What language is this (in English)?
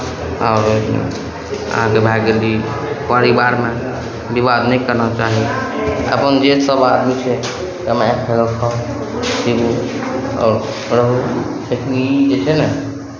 Maithili